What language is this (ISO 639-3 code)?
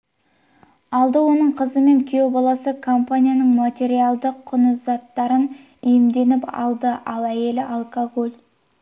kaz